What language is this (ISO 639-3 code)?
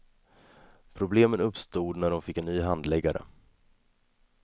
swe